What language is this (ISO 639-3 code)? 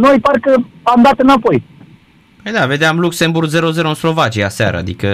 ron